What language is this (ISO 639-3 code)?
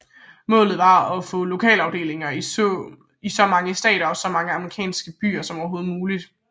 dan